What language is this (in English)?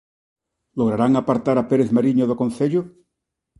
Galician